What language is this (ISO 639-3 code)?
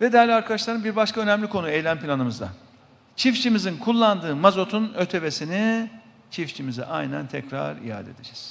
tur